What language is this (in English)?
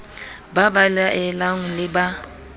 Southern Sotho